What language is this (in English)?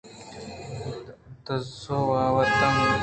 Eastern Balochi